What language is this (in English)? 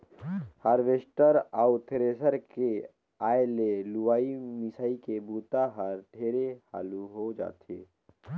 Chhattisgarhi